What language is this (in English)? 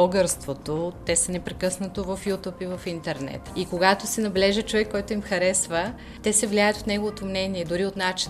Bulgarian